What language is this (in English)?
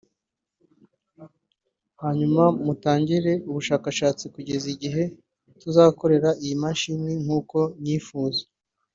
Kinyarwanda